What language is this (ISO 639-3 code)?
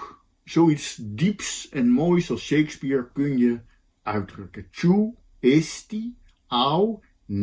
nld